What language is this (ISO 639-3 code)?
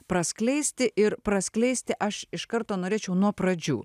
lit